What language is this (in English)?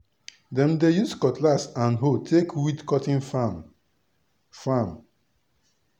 Nigerian Pidgin